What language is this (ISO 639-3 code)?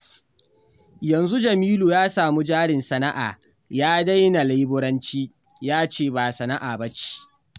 hau